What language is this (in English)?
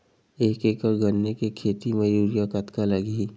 Chhattisgarhi